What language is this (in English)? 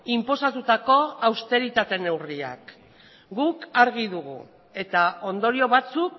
Basque